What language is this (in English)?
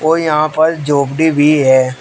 Hindi